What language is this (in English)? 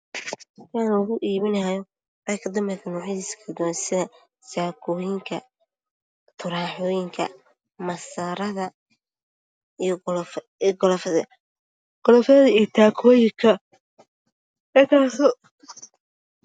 Somali